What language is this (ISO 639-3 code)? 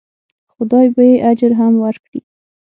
pus